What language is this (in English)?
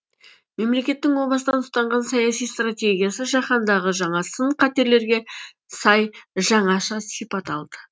Kazakh